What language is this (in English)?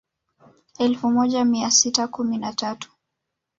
Swahili